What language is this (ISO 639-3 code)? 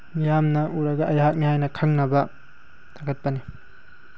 mni